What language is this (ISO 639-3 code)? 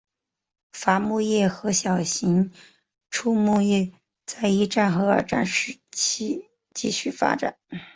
zho